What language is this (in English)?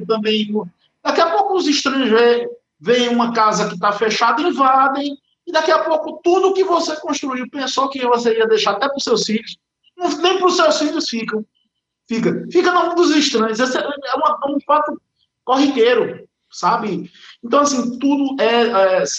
Portuguese